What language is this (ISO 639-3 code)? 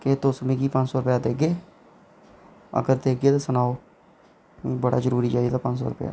doi